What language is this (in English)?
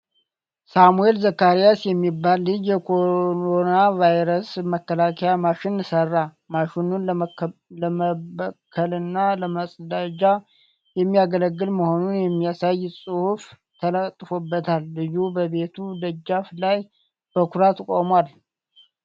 Amharic